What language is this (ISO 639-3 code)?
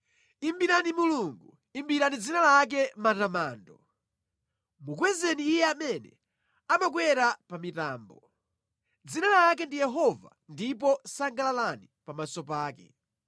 nya